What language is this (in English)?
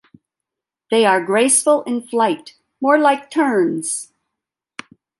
English